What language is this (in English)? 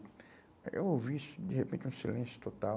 Portuguese